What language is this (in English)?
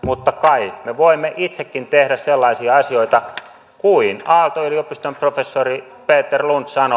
Finnish